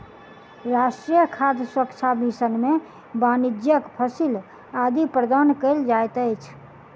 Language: Maithili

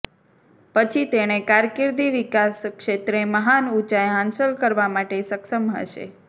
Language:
Gujarati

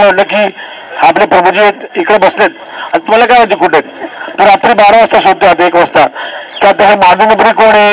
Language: Marathi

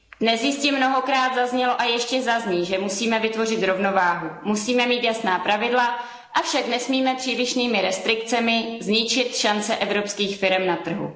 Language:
Czech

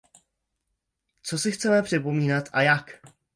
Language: Czech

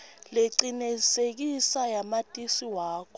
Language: Swati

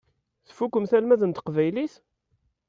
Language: Kabyle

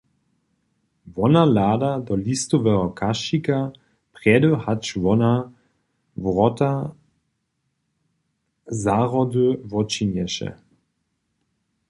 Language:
Upper Sorbian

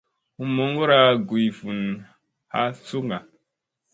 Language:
Musey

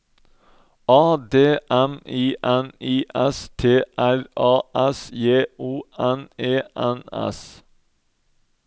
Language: Norwegian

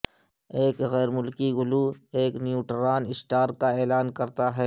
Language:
Urdu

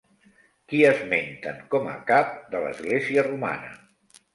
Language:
Catalan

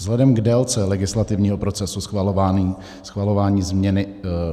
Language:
Czech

